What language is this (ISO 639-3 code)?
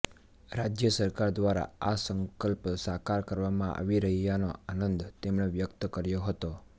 guj